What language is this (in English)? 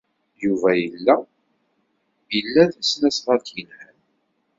Kabyle